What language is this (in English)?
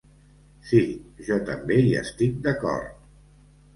Catalan